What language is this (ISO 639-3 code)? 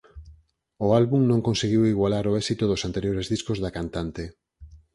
glg